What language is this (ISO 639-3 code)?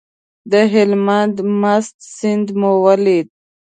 pus